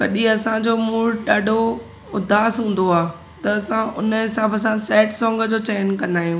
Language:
Sindhi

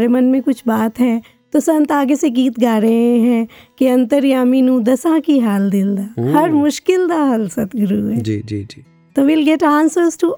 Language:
Hindi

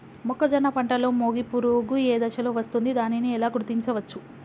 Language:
Telugu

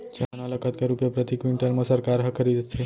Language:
Chhattisgarhi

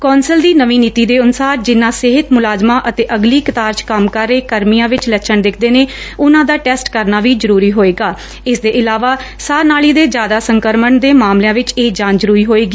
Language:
Punjabi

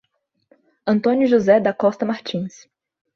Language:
Portuguese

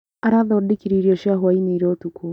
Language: Kikuyu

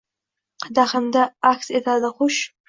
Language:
Uzbek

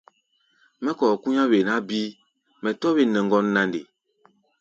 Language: Gbaya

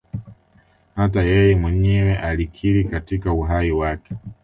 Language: Swahili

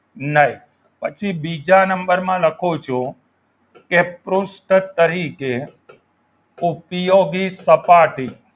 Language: Gujarati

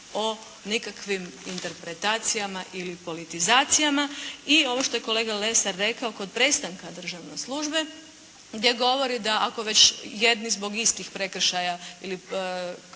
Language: Croatian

